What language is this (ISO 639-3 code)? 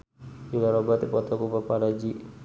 sun